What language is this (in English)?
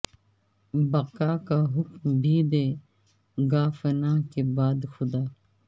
Urdu